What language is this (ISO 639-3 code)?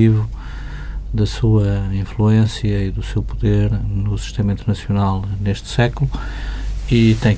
por